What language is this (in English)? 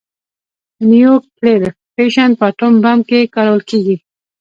Pashto